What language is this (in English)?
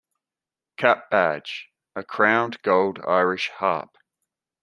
English